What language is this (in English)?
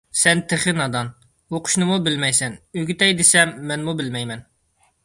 Uyghur